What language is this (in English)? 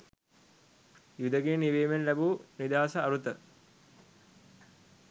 Sinhala